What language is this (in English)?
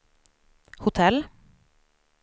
Swedish